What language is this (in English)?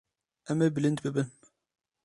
Kurdish